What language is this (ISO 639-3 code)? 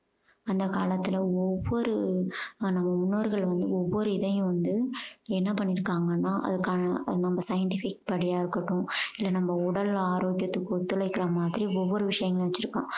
tam